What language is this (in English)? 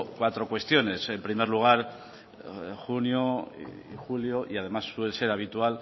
Spanish